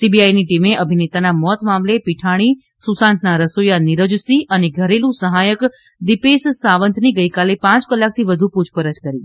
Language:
Gujarati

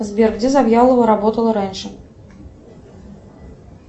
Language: Russian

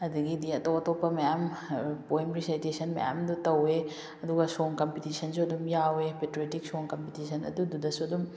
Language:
Manipuri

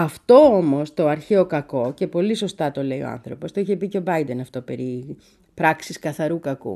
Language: Greek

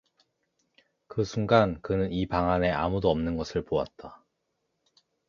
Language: Korean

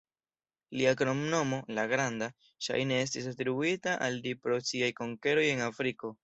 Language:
Esperanto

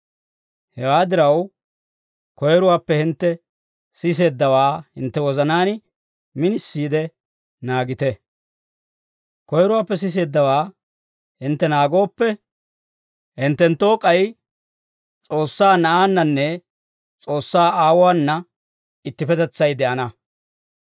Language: Dawro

